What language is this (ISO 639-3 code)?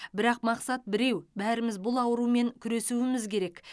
kaz